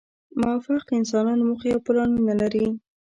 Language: Pashto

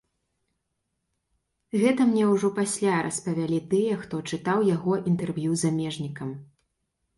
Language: Belarusian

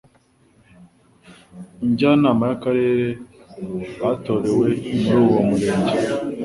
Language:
Kinyarwanda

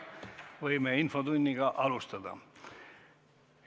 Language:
Estonian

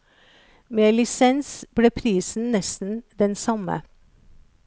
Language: Norwegian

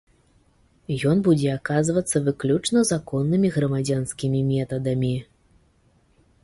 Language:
Belarusian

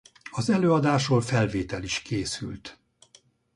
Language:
Hungarian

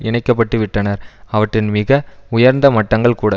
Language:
Tamil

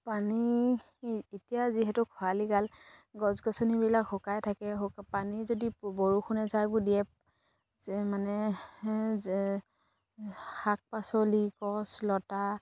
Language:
Assamese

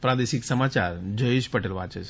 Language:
Gujarati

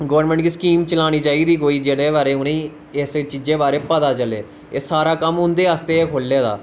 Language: Dogri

